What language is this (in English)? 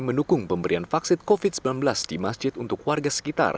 Indonesian